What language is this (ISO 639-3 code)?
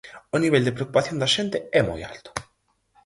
glg